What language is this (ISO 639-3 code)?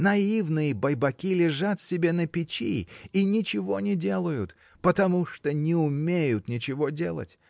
rus